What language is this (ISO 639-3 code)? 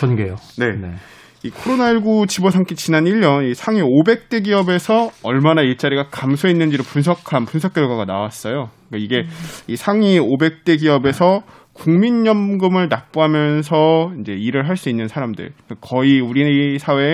kor